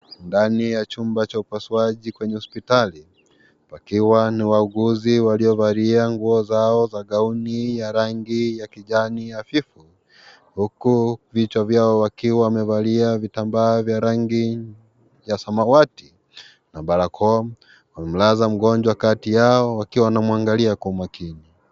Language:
Swahili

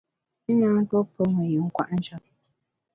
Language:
Bamun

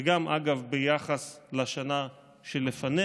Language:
Hebrew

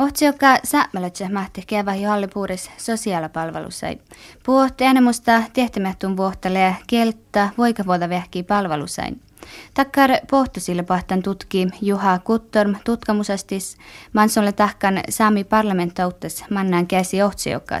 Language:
Finnish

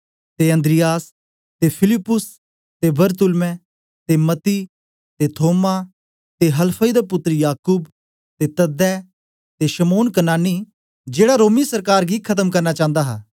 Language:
Dogri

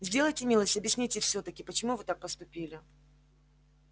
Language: Russian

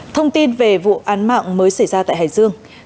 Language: Vietnamese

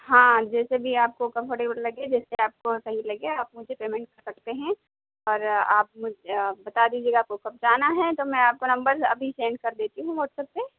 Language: Urdu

